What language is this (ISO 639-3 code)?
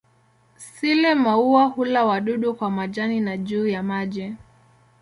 swa